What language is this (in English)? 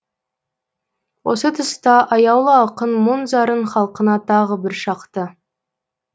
Kazakh